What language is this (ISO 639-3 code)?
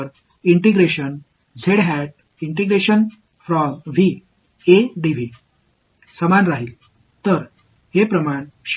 tam